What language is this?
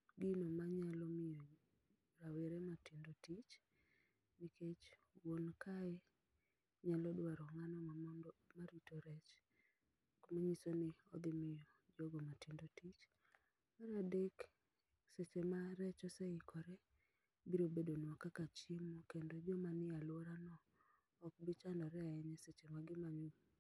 Luo (Kenya and Tanzania)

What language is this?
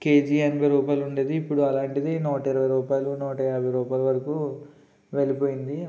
Telugu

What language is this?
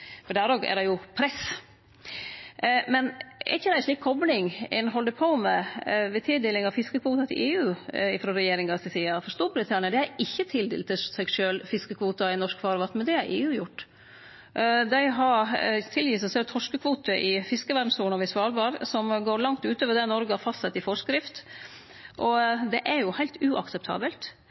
Norwegian Nynorsk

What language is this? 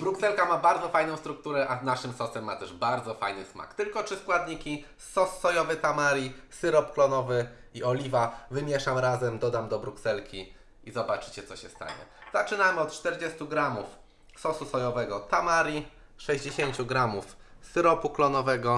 Polish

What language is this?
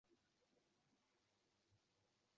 Uzbek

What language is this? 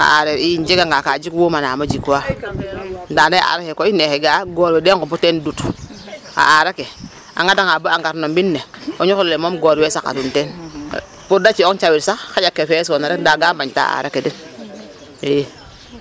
Serer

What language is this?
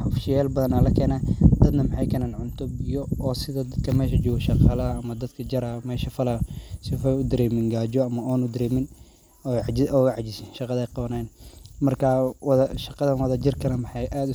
Somali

